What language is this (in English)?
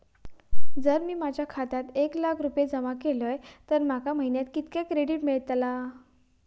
Marathi